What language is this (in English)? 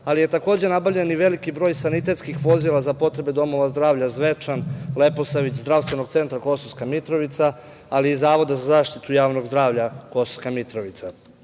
Serbian